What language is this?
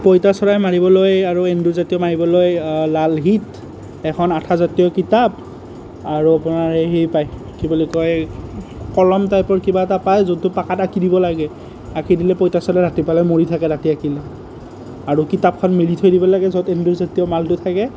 Assamese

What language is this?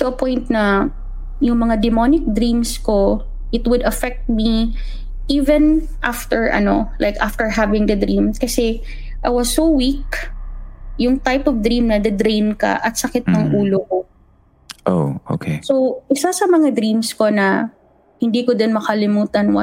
Filipino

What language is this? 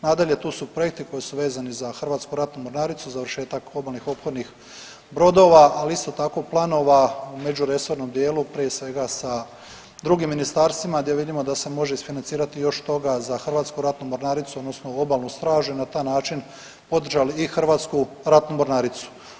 Croatian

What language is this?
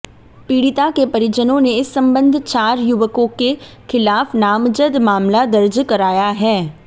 Hindi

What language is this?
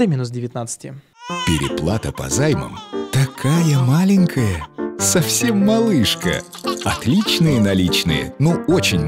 Russian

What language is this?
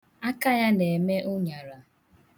Igbo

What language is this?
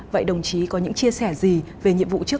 Vietnamese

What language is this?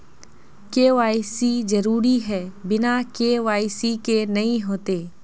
Magahi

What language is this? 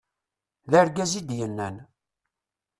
Kabyle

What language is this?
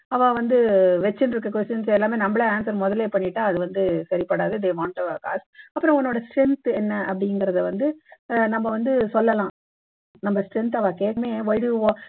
Tamil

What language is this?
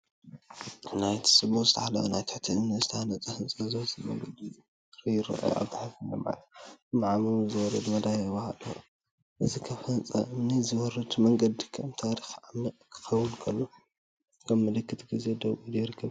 Tigrinya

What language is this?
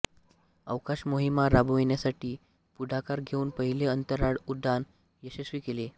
Marathi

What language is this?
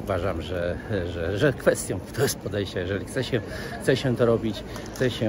Polish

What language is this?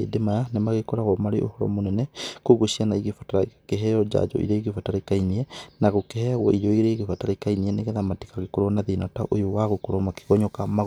Kikuyu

